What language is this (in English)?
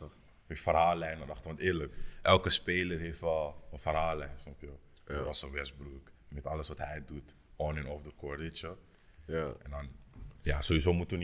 Dutch